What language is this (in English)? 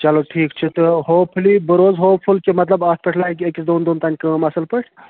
Kashmiri